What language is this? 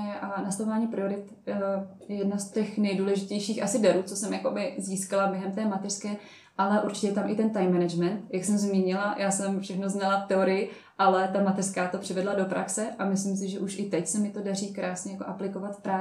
Czech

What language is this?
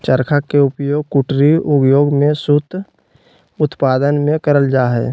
Magahi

